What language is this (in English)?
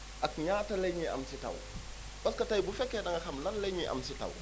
Wolof